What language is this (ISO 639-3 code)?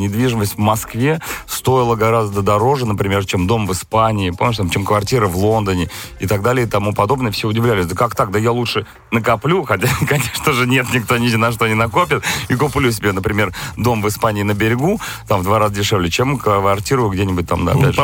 rus